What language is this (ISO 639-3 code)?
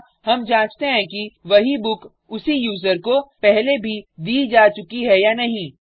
hin